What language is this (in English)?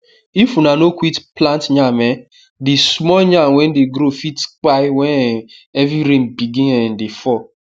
Nigerian Pidgin